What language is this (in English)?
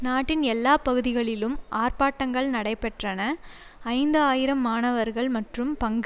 Tamil